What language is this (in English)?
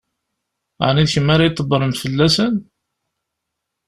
Kabyle